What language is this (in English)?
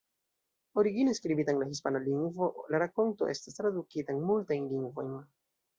Esperanto